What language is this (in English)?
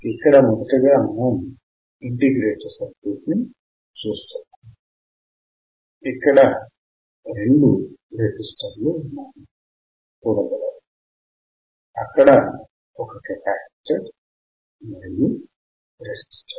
Telugu